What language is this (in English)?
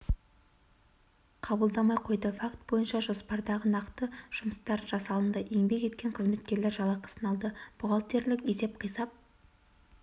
Kazakh